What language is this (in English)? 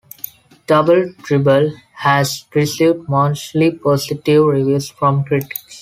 English